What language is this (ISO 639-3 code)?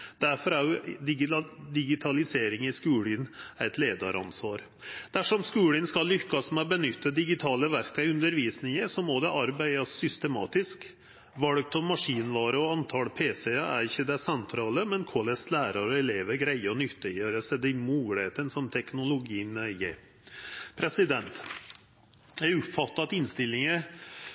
nno